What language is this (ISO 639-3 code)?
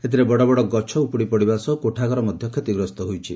ori